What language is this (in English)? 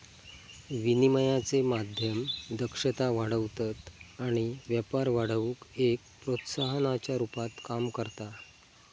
Marathi